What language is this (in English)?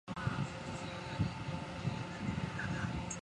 Chinese